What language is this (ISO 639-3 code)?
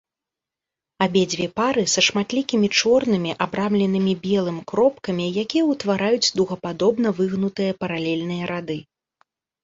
bel